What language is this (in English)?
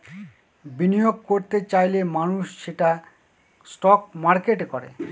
Bangla